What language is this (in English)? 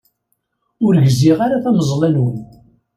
Kabyle